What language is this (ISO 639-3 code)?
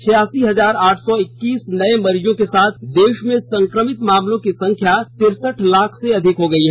hin